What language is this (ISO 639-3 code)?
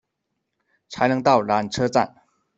zho